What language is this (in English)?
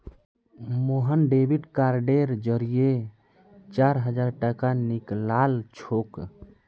Magahi